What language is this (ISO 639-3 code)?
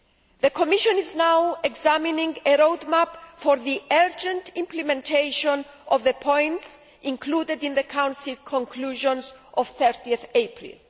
eng